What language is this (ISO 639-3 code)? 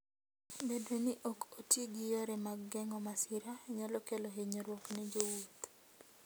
luo